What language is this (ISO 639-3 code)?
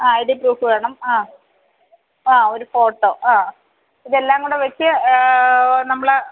mal